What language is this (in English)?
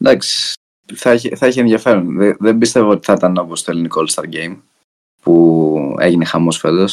Greek